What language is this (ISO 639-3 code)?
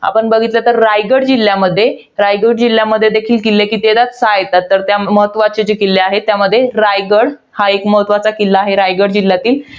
mar